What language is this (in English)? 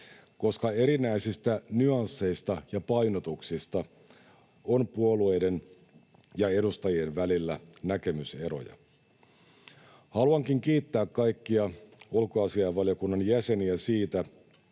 Finnish